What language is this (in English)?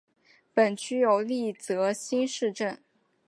Chinese